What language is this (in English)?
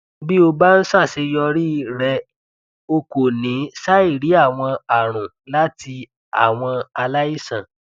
Yoruba